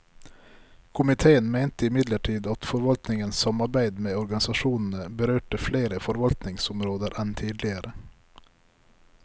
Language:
Norwegian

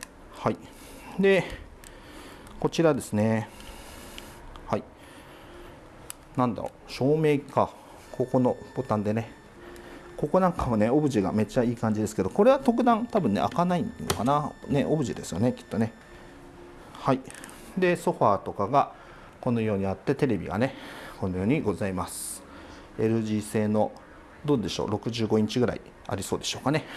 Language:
Japanese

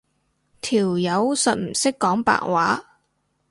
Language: Cantonese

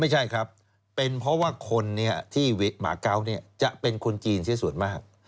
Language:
Thai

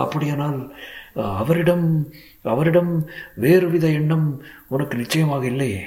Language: Tamil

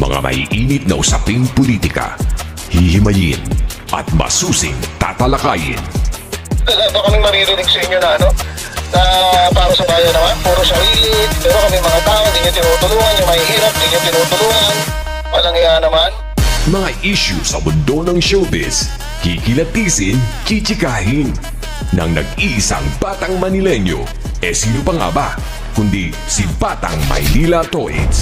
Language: Filipino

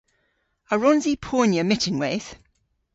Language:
Cornish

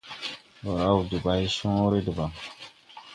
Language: Tupuri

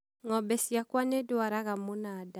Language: Kikuyu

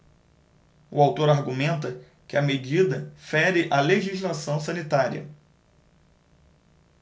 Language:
Portuguese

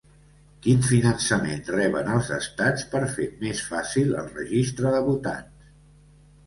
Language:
Catalan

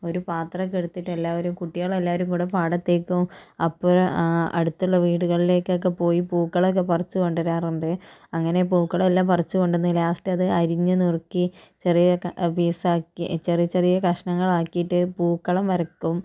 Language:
Malayalam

